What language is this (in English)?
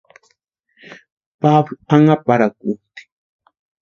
Western Highland Purepecha